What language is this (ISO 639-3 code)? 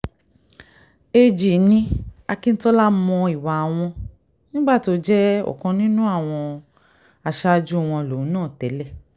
yor